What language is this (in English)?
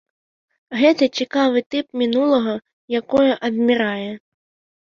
Belarusian